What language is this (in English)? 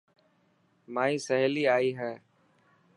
Dhatki